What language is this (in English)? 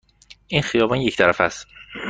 Persian